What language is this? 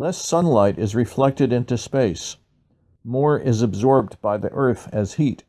English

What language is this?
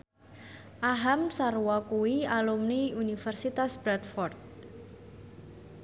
Javanese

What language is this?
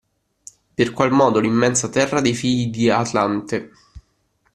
Italian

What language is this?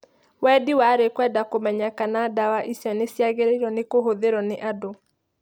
Kikuyu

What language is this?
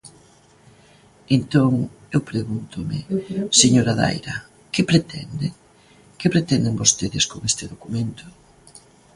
Galician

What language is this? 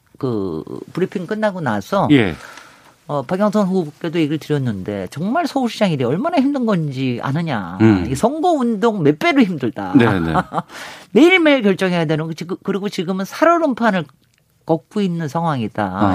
Korean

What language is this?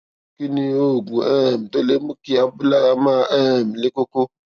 Yoruba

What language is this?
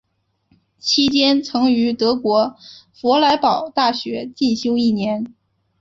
Chinese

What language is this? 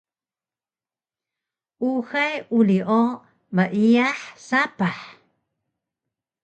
Taroko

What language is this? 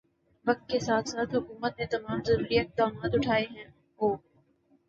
Urdu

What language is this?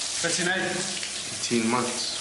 Welsh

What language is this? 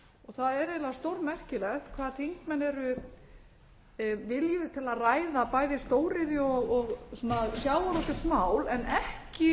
Icelandic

